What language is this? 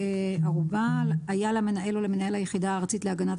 Hebrew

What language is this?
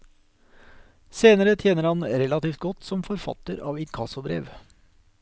Norwegian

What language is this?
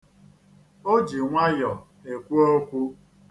Igbo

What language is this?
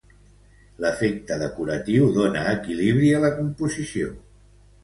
Catalan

